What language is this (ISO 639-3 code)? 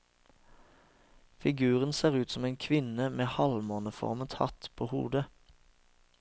nor